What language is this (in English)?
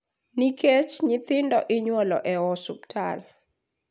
Luo (Kenya and Tanzania)